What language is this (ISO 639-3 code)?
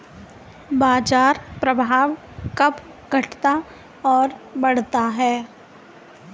hin